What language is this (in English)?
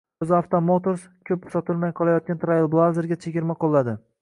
Uzbek